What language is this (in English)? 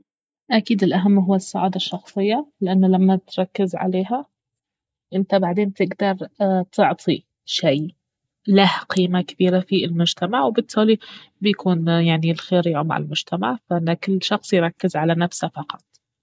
Baharna Arabic